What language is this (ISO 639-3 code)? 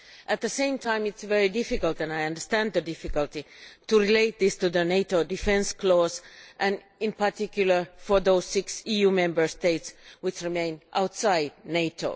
eng